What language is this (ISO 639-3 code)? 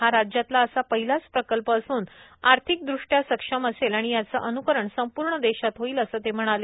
mar